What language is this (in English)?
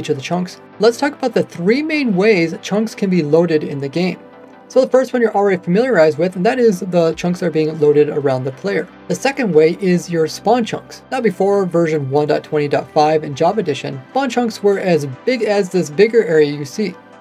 English